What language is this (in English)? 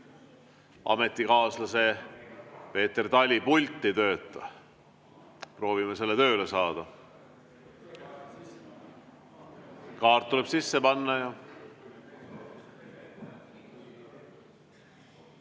Estonian